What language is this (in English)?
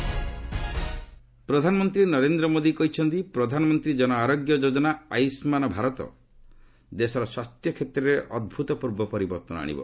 Odia